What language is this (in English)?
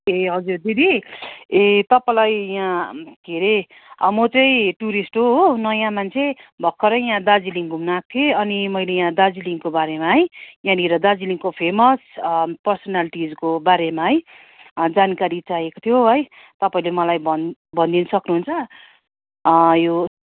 Nepali